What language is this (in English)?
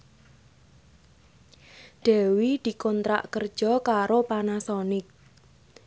Javanese